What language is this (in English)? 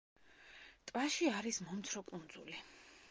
Georgian